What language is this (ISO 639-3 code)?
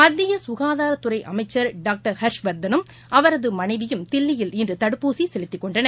tam